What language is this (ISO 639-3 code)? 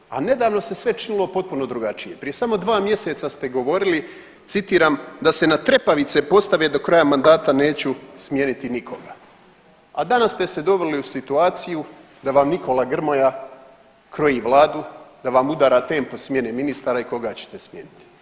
hrv